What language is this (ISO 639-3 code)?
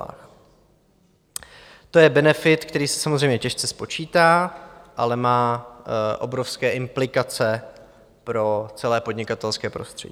ces